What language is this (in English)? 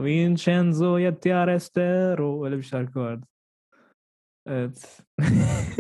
Turkish